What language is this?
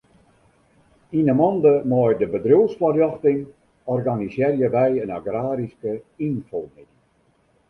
Western Frisian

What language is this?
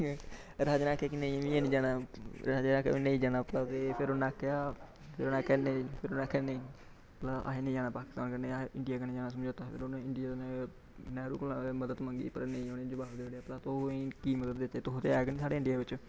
Dogri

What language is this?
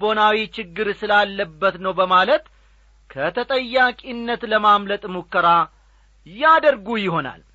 Amharic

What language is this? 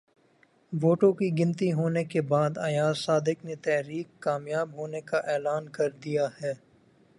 Urdu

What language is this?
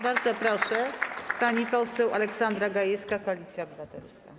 Polish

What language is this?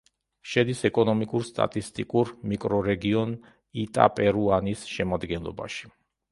Georgian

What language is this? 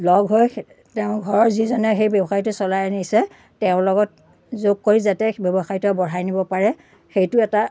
Assamese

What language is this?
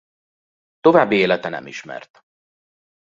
Hungarian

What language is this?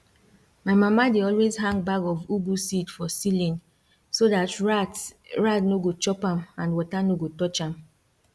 Nigerian Pidgin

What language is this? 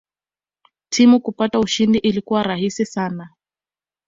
Swahili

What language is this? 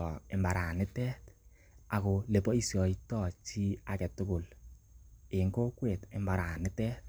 Kalenjin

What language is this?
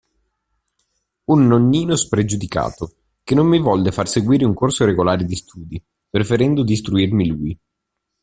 Italian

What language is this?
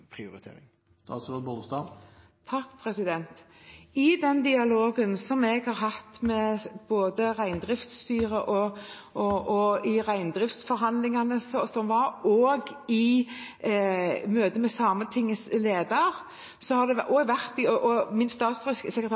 Norwegian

